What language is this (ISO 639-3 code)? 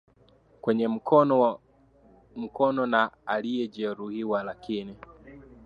swa